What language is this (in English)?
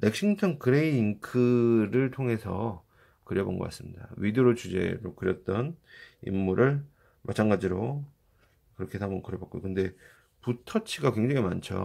Korean